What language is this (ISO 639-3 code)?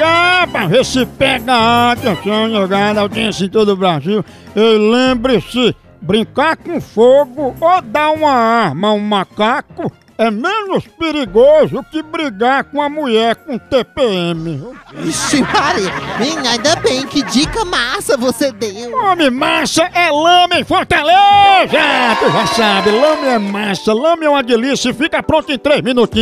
por